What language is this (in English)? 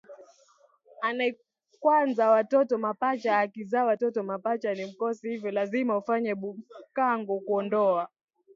Swahili